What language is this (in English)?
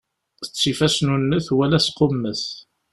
Kabyle